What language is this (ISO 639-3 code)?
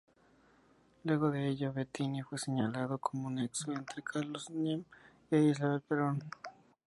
spa